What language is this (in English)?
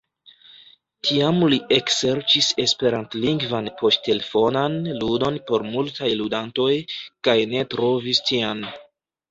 Esperanto